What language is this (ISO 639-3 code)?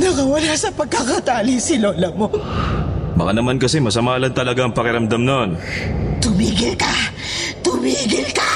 fil